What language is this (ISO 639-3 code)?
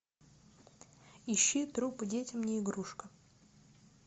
rus